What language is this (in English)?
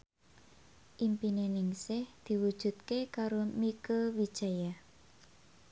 Javanese